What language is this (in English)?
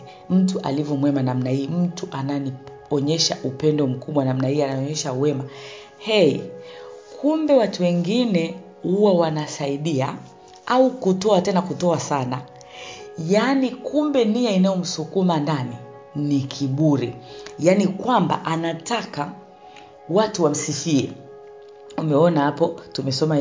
Swahili